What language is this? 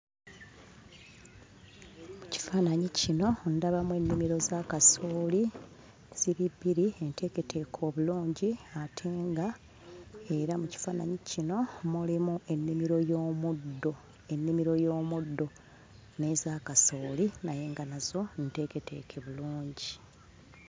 Ganda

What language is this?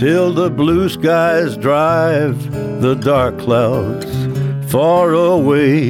Ukrainian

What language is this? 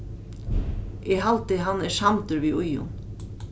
Faroese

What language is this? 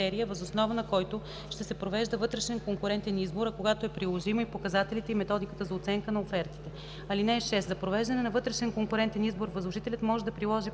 Bulgarian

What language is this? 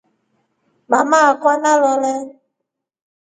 Rombo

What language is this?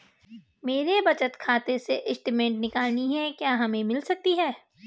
Hindi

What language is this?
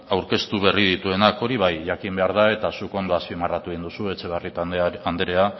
Basque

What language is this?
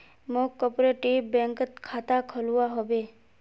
Magahi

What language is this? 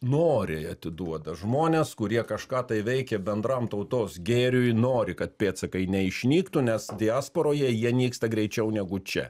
Lithuanian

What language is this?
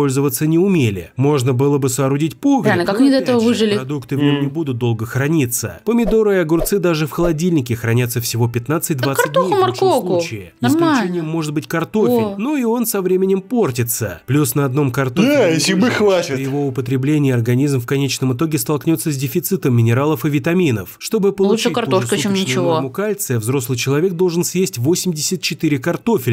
Russian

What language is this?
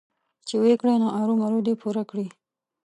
Pashto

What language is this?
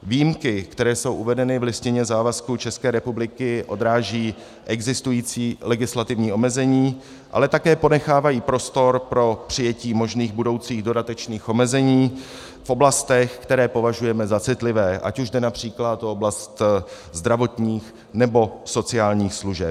Czech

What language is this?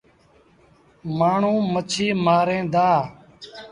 Sindhi Bhil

